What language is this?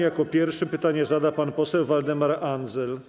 Polish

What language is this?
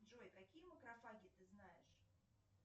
Russian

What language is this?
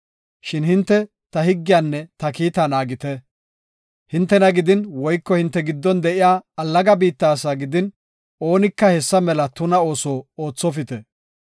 Gofa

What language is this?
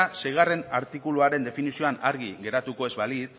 Basque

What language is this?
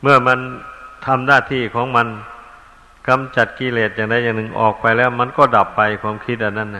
Thai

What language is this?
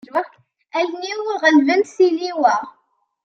Kabyle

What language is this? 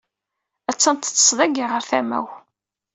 Kabyle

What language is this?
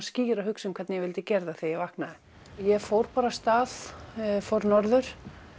Icelandic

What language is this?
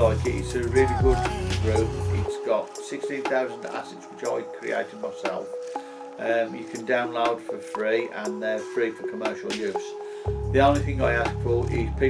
English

